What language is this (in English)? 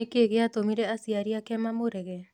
Kikuyu